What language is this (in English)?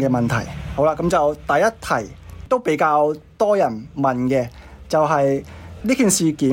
Chinese